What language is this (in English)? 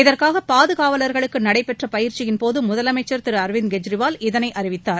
Tamil